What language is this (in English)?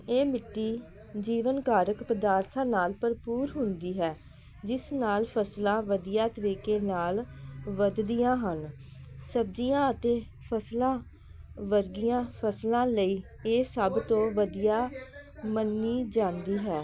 Punjabi